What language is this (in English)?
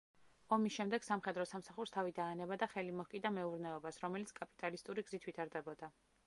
Georgian